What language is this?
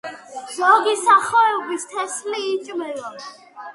Georgian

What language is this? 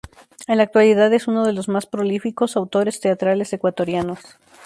Spanish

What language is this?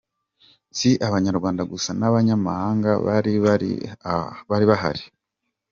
Kinyarwanda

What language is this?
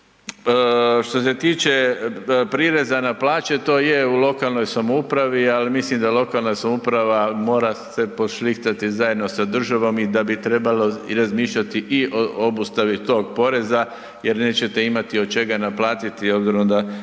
Croatian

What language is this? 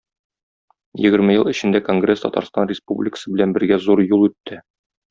Tatar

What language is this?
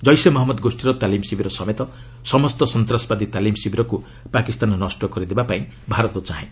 Odia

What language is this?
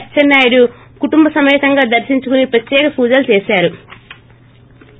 Telugu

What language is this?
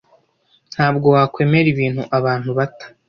Kinyarwanda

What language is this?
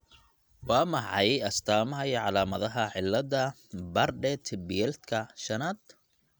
Somali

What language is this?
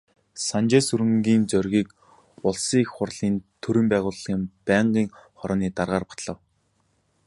Mongolian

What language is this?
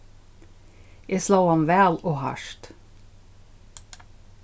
Faroese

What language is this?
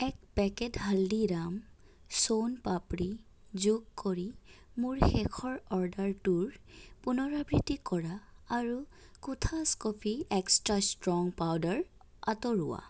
Assamese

